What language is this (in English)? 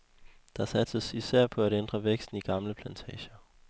Danish